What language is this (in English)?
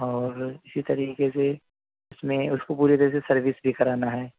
Urdu